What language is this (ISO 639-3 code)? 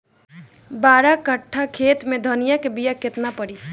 bho